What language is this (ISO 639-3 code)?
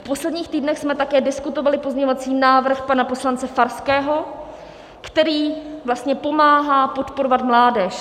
ces